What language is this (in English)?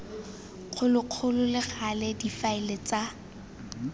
Tswana